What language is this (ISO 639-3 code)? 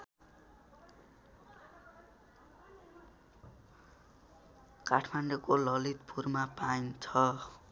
nep